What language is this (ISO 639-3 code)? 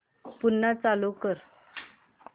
mar